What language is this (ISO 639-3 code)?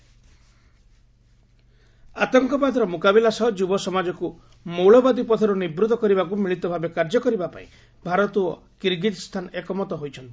ori